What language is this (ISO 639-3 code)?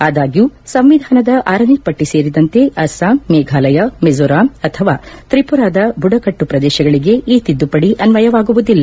kan